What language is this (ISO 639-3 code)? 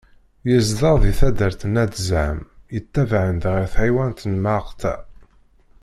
kab